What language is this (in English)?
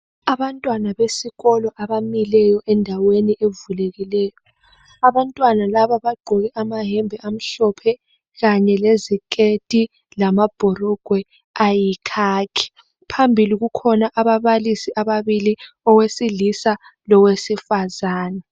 North Ndebele